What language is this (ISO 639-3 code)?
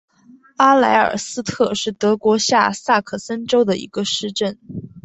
zho